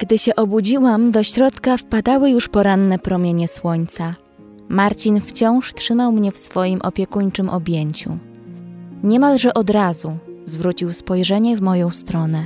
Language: Polish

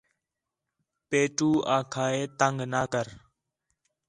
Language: Khetrani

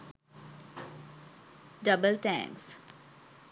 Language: Sinhala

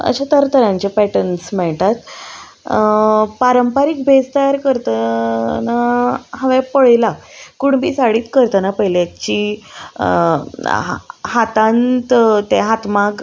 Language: Konkani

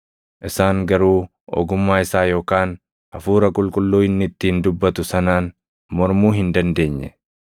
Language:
Oromo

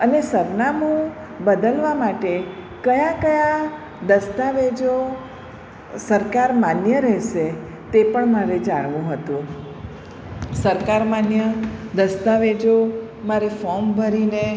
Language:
Gujarati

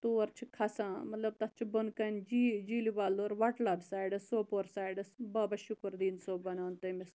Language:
Kashmiri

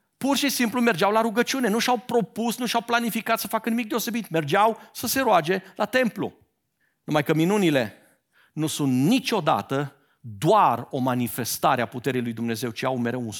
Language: Romanian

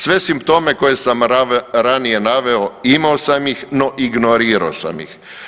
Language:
Croatian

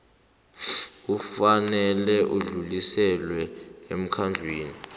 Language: South Ndebele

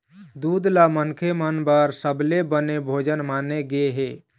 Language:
Chhattisgarhi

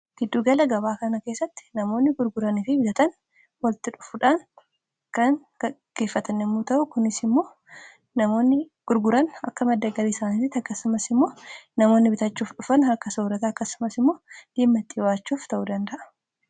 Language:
Oromo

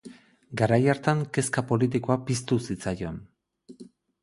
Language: Basque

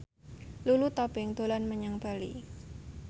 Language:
Javanese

